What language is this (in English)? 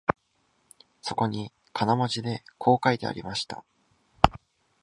Japanese